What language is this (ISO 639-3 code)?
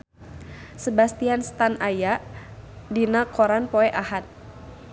sun